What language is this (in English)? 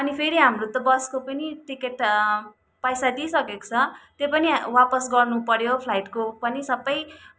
Nepali